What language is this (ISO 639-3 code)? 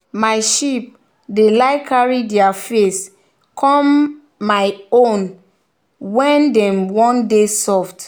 pcm